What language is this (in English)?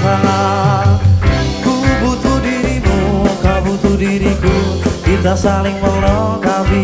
Indonesian